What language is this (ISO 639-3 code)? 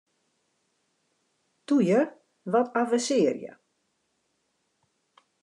fry